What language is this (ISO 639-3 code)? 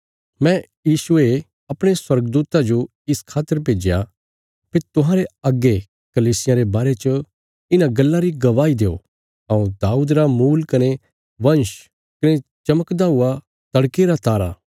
kfs